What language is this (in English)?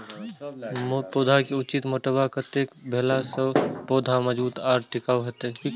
Maithili